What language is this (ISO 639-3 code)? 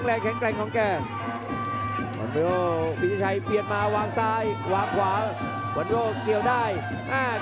tha